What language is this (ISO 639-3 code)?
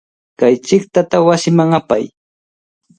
qvl